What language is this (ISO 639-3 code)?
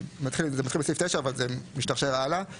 heb